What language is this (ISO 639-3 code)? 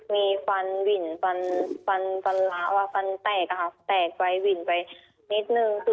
tha